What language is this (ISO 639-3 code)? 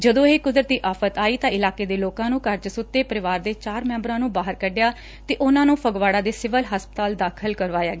pan